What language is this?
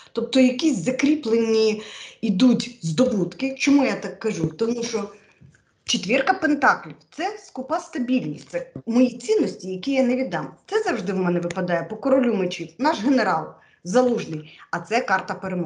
Ukrainian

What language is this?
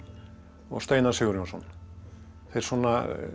Icelandic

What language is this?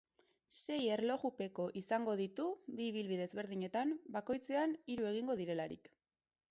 Basque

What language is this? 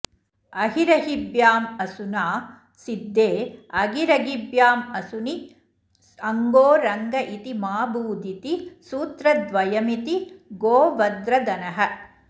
Sanskrit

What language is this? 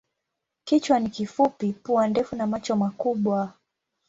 Swahili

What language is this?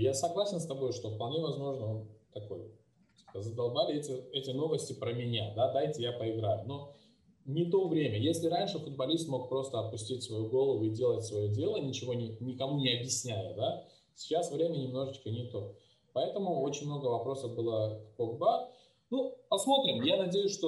Russian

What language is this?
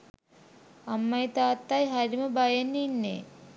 Sinhala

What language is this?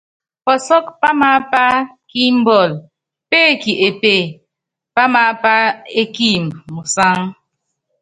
Yangben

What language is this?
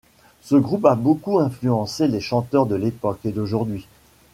French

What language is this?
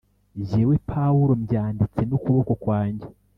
Kinyarwanda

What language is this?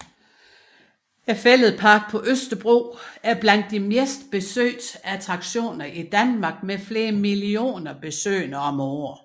Danish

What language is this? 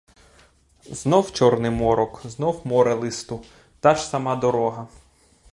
Ukrainian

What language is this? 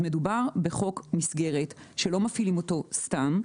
Hebrew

